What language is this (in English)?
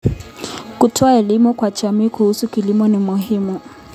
Kalenjin